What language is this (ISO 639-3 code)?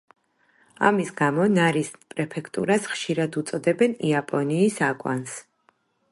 kat